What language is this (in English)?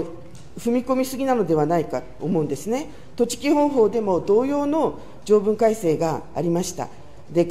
Japanese